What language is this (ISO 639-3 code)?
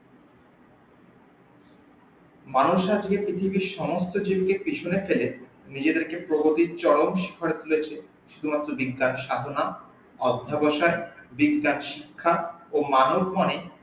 ben